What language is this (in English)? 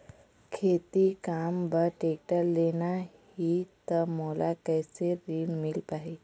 Chhattisgarhi